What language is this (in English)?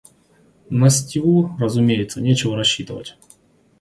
Russian